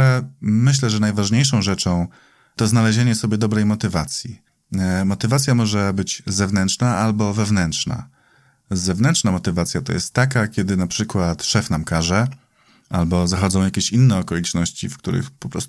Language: Polish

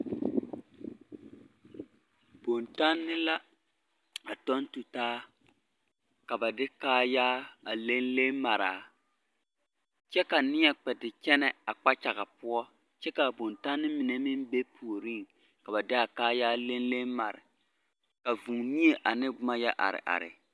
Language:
Southern Dagaare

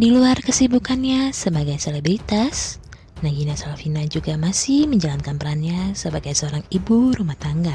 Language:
Indonesian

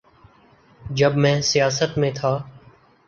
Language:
Urdu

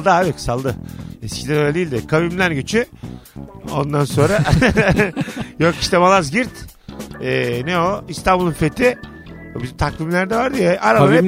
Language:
Turkish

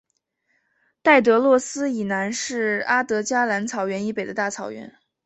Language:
Chinese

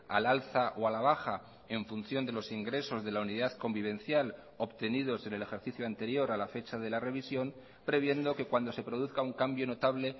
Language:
Spanish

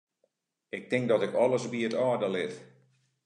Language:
Western Frisian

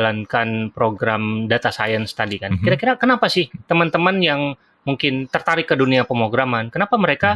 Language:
Indonesian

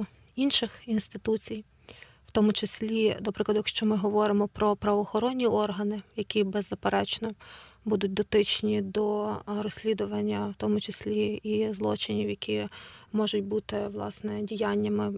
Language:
Ukrainian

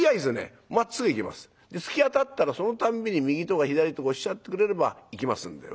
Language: Japanese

